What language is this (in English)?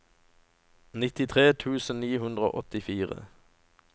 Norwegian